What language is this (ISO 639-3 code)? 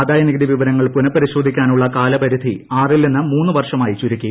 mal